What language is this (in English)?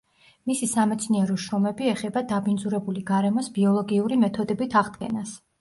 Georgian